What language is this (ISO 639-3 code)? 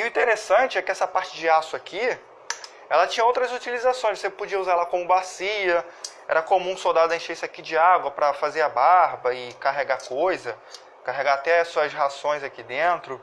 por